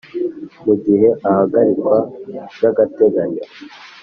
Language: Kinyarwanda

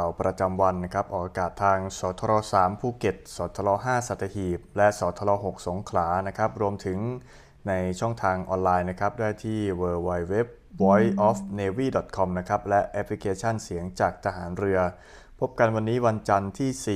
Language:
Thai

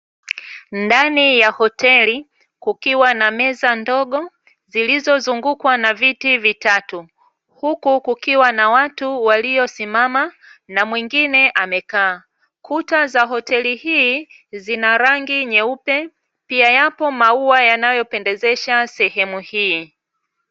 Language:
Swahili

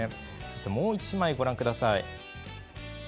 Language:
Japanese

